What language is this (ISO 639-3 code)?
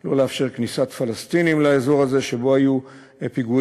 heb